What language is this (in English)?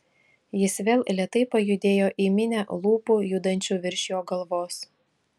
Lithuanian